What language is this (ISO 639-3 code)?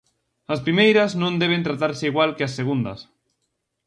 glg